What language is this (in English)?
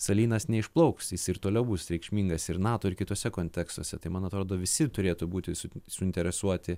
Lithuanian